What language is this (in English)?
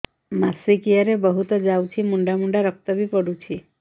Odia